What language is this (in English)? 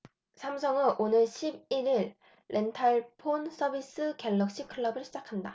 Korean